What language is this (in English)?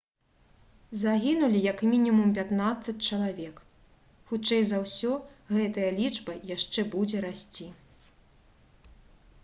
Belarusian